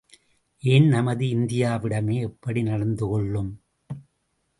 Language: Tamil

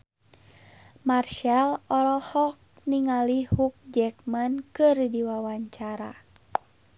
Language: Sundanese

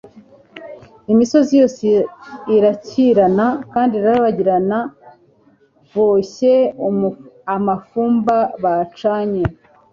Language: Kinyarwanda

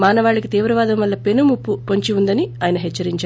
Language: Telugu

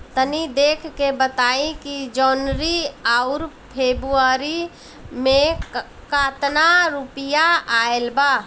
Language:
Bhojpuri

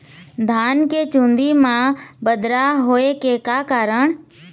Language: Chhattisgarhi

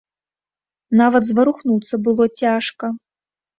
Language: Belarusian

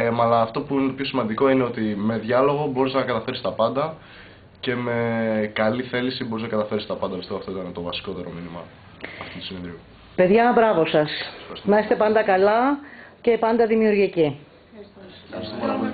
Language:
Greek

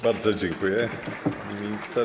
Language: Polish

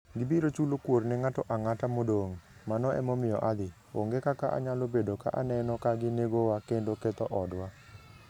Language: Luo (Kenya and Tanzania)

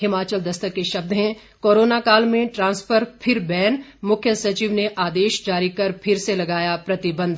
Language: Hindi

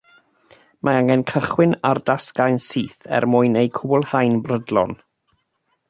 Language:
Welsh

